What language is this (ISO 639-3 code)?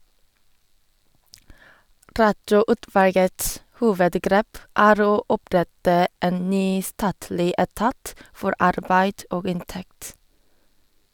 nor